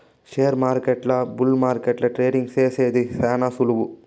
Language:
Telugu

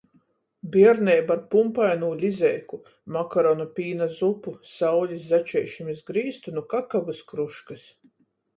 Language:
Latgalian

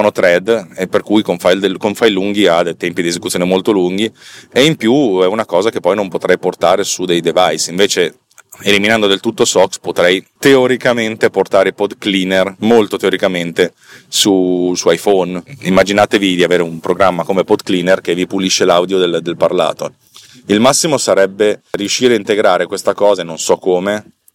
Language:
Italian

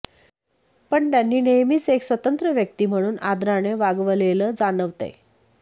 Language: Marathi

